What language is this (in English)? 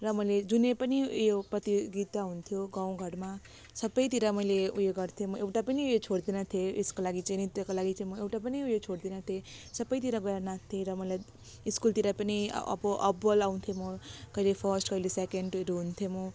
Nepali